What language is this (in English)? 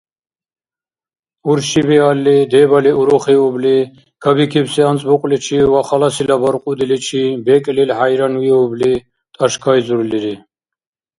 Dargwa